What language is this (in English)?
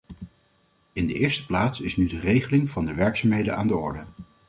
Dutch